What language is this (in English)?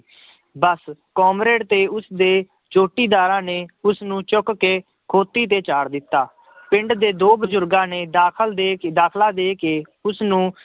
Punjabi